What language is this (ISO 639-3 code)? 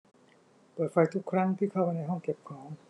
tha